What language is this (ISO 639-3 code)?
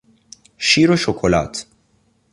fas